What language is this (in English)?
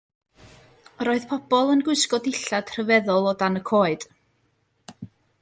Welsh